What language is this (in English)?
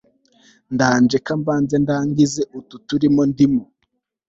Kinyarwanda